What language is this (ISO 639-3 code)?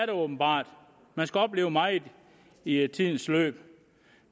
dan